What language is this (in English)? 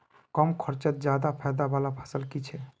Magahi